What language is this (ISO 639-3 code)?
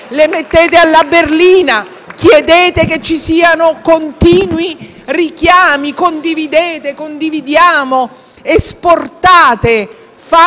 ita